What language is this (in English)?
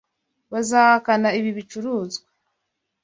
Kinyarwanda